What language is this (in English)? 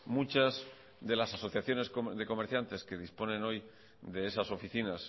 Spanish